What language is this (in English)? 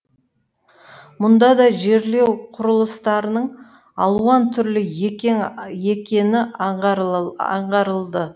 Kazakh